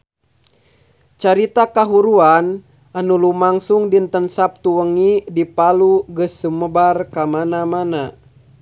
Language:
Sundanese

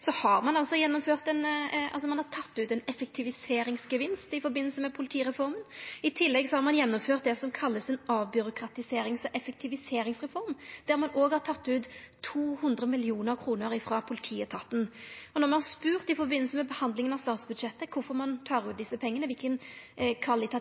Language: Norwegian Nynorsk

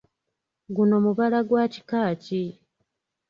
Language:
Ganda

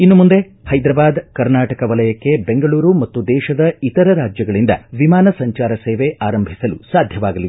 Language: Kannada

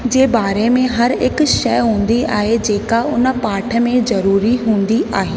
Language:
Sindhi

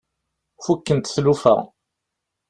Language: Kabyle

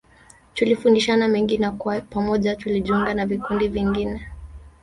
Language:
Swahili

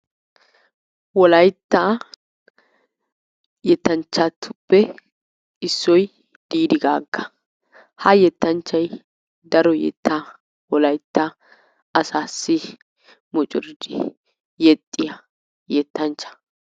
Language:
Wolaytta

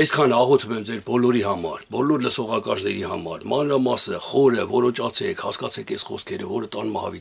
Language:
Romanian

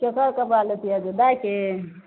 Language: Maithili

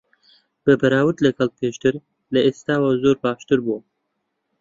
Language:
Central Kurdish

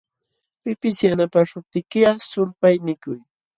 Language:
Jauja Wanca Quechua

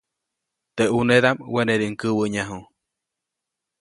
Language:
Copainalá Zoque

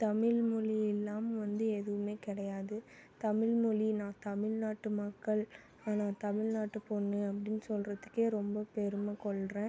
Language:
Tamil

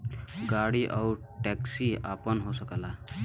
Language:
Bhojpuri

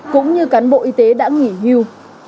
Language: Vietnamese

